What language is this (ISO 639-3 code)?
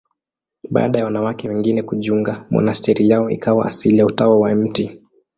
swa